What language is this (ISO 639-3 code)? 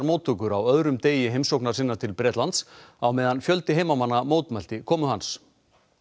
isl